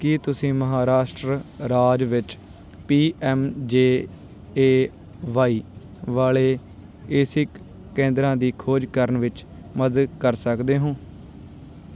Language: Punjabi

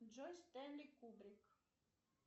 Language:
Russian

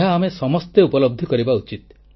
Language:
Odia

